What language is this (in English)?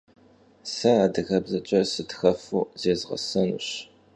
Kabardian